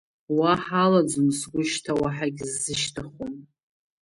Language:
Abkhazian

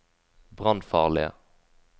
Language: Norwegian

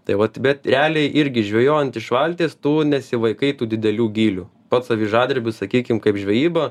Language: Lithuanian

